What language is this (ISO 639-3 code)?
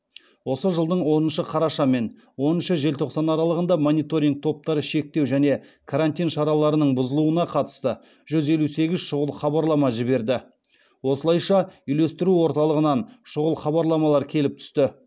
kaz